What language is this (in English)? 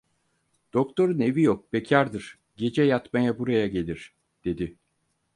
Turkish